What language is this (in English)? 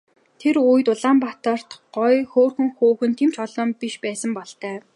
Mongolian